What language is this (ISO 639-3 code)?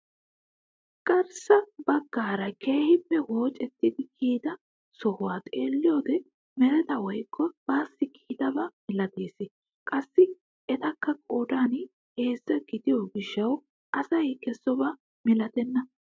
wal